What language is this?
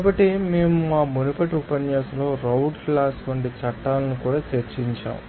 Telugu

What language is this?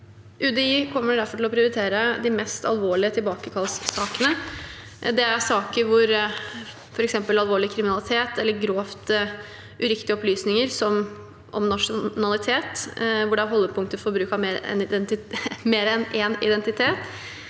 Norwegian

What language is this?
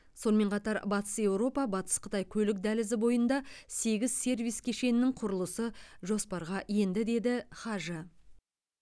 Kazakh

